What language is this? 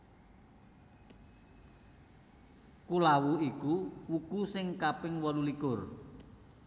Javanese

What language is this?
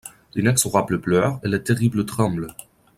French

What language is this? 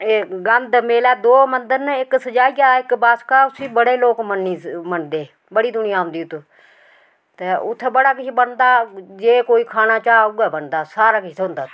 Dogri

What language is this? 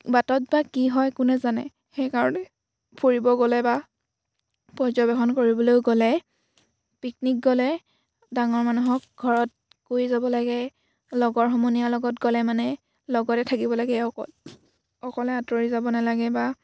Assamese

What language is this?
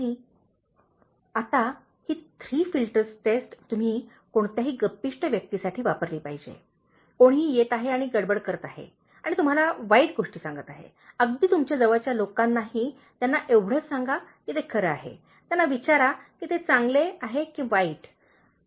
Marathi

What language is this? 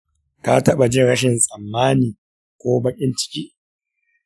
Hausa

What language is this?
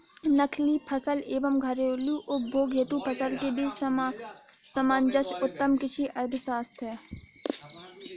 Hindi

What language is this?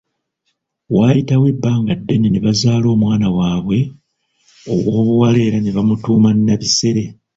Ganda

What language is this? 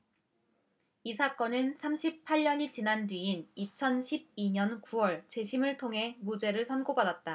Korean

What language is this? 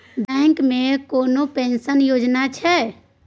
Maithili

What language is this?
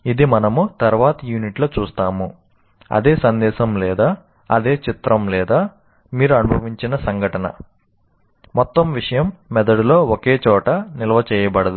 Telugu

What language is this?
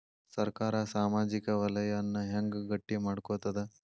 Kannada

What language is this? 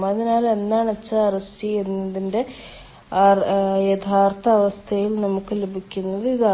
Malayalam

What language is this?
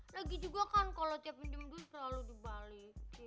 Indonesian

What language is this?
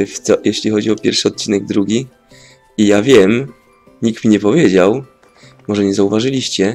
Polish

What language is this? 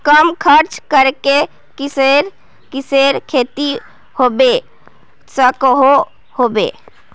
Magahi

